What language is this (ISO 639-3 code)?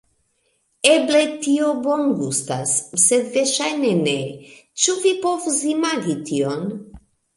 epo